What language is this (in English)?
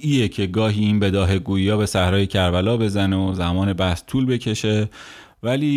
Persian